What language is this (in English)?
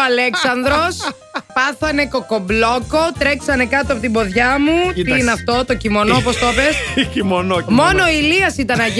Greek